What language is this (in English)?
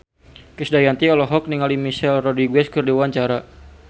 Sundanese